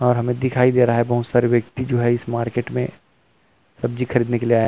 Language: Hindi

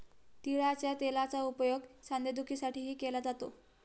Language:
Marathi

